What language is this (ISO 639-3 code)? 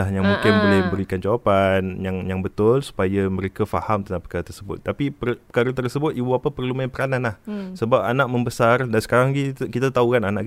msa